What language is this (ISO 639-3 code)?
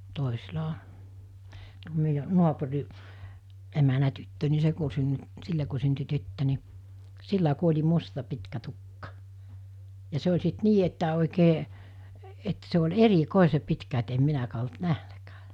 fin